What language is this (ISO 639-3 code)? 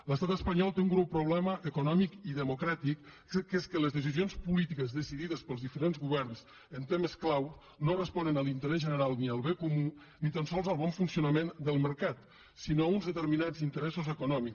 cat